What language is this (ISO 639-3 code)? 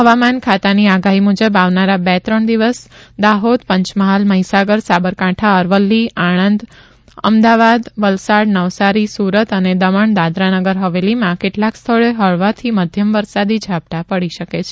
guj